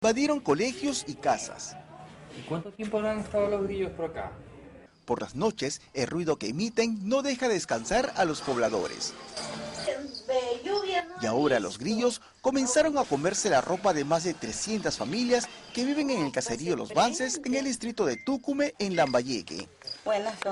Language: Spanish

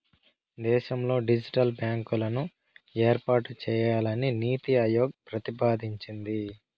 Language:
Telugu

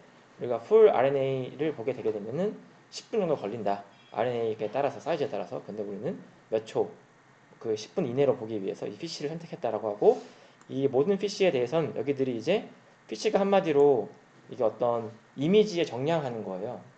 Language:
Korean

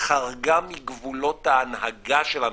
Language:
Hebrew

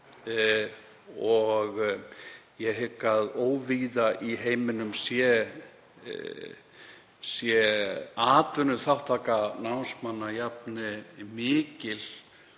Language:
Icelandic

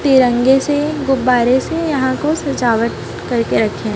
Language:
Hindi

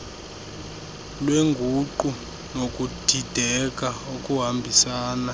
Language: Xhosa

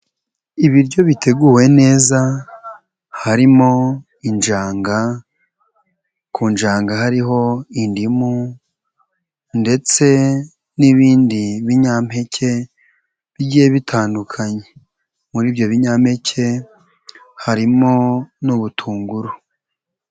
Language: Kinyarwanda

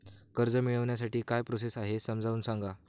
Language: Marathi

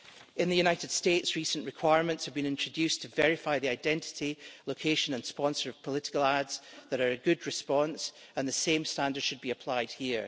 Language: English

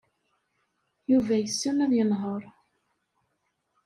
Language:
Kabyle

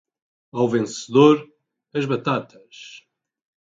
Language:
Portuguese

